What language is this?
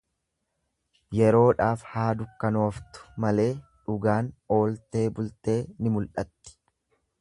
Oromo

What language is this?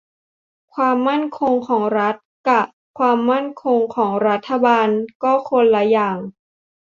Thai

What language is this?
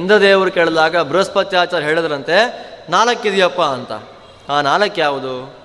Kannada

